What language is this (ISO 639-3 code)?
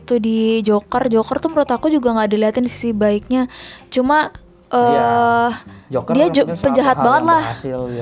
ind